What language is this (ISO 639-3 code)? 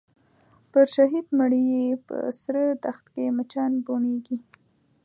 pus